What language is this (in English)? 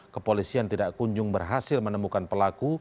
Indonesian